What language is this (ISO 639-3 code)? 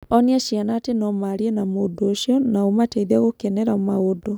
kik